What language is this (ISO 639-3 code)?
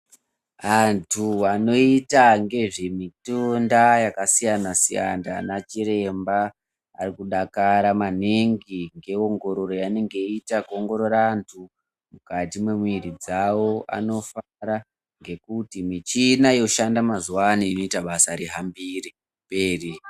ndc